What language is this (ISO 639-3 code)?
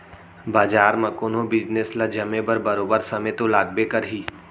hne